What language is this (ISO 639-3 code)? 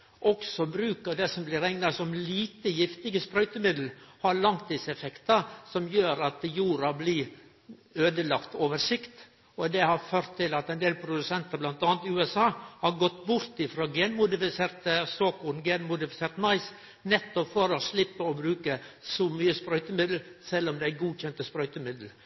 nno